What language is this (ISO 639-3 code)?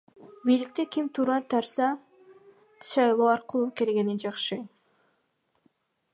kir